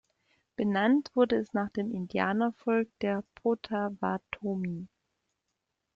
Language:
German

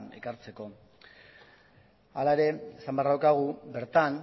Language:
Basque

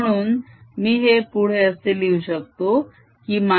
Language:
Marathi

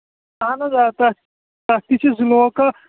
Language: Kashmiri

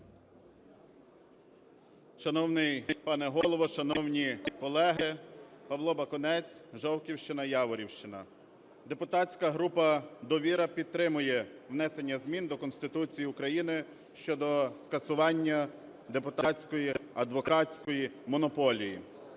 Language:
Ukrainian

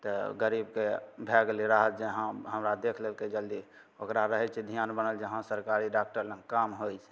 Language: Maithili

